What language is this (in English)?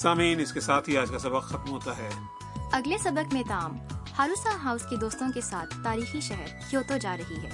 Urdu